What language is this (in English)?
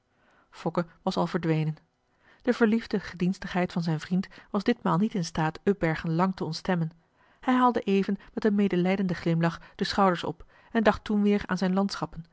Dutch